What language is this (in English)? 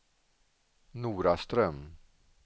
Swedish